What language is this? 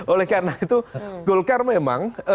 Indonesian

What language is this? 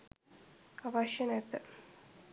Sinhala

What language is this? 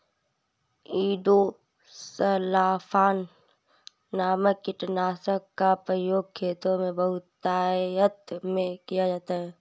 Hindi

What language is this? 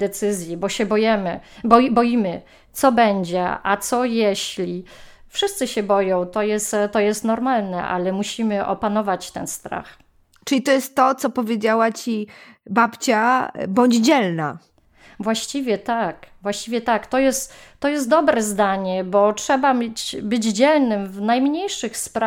Polish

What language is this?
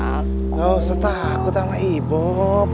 Indonesian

